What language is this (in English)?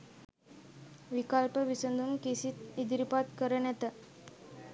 Sinhala